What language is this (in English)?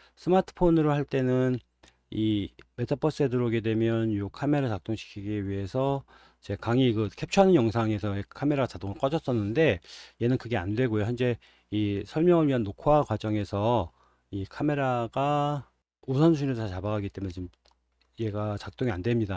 Korean